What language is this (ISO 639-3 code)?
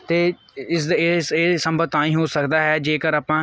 pan